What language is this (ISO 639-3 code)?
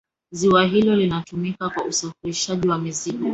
swa